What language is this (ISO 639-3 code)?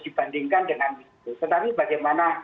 ind